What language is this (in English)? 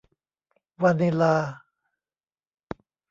Thai